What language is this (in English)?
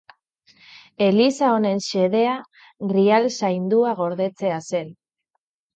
Basque